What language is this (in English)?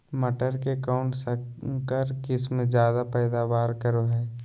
Magahi